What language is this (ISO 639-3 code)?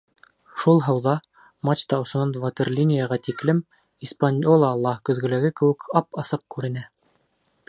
bak